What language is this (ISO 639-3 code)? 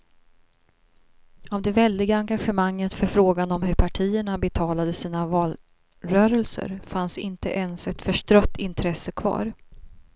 swe